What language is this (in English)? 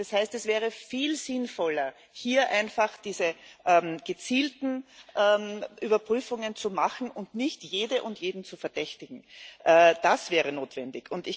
German